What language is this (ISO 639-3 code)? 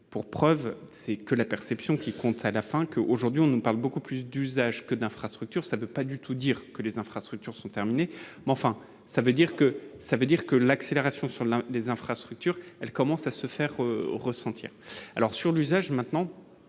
fra